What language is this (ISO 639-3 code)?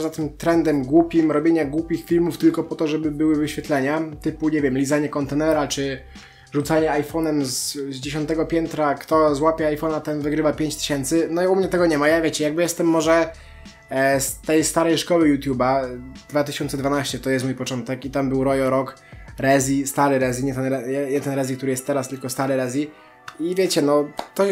pol